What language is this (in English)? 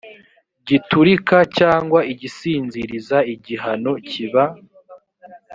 Kinyarwanda